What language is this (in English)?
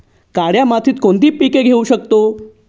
Marathi